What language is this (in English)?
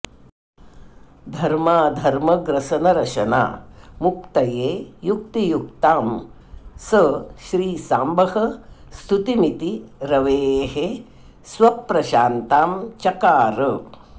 Sanskrit